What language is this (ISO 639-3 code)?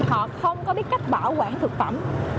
vie